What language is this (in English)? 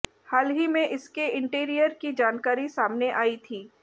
Hindi